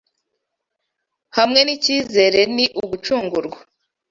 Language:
Kinyarwanda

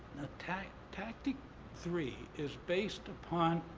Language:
English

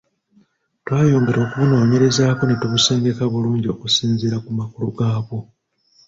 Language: Ganda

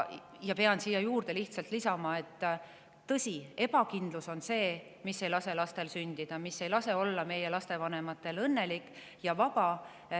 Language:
Estonian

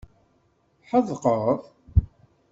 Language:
Kabyle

